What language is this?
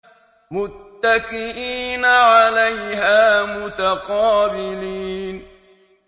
Arabic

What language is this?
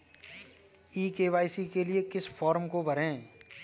Hindi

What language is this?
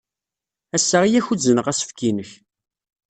Kabyle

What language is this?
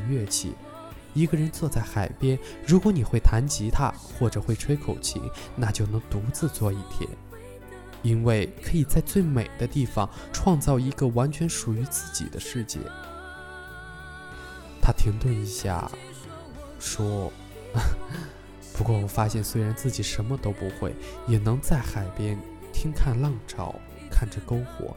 Chinese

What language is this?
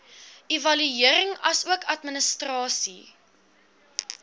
Afrikaans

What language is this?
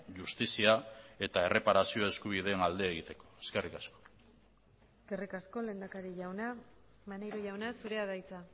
Basque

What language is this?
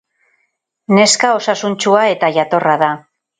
Basque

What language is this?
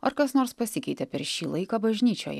Lithuanian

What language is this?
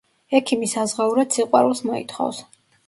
Georgian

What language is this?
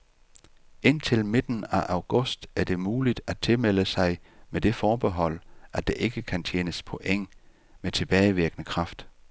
Danish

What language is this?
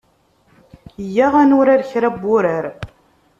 Kabyle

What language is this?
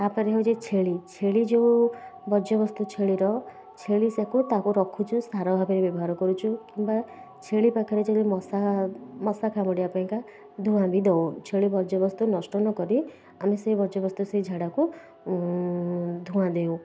Odia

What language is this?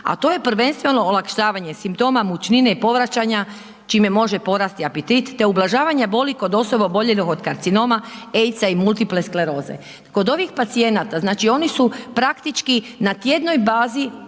Croatian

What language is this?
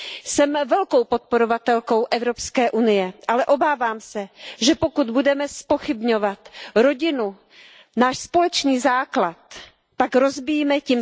Czech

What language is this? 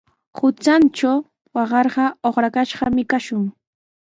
Sihuas Ancash Quechua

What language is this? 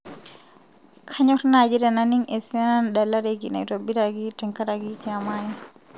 Masai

